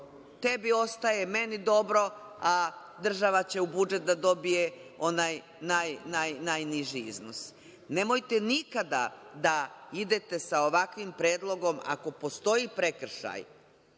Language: Serbian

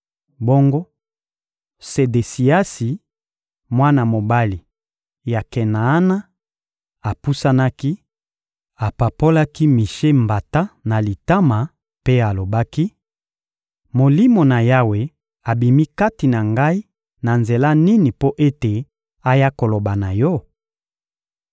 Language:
Lingala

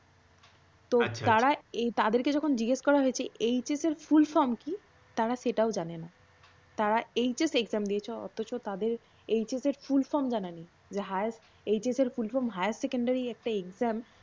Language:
Bangla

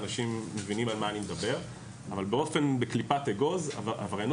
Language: Hebrew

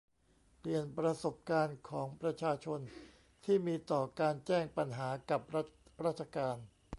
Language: Thai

